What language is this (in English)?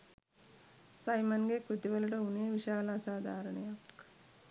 Sinhala